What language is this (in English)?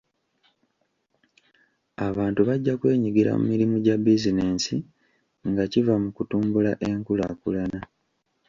Ganda